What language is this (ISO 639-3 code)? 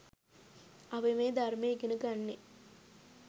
sin